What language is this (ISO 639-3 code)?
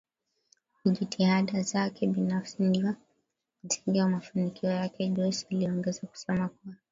swa